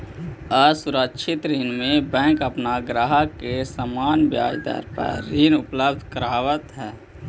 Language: Magahi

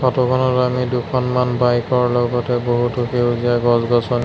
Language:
Assamese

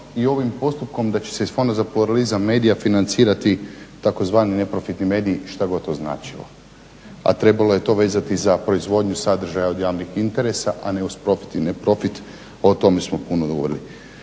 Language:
Croatian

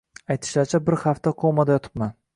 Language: Uzbek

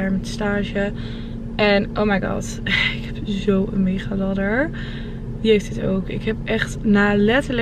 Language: Dutch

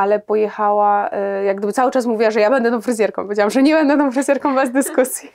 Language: Polish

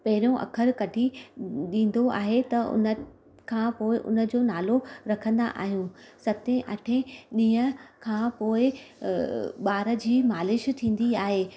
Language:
Sindhi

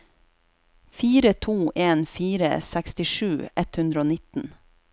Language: Norwegian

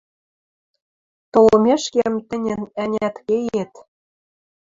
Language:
Western Mari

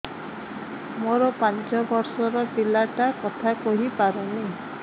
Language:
Odia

